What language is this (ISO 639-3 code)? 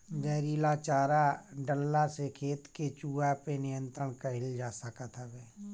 bho